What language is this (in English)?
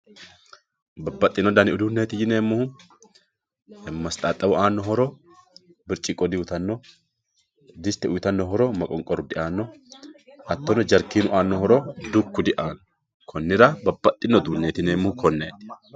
Sidamo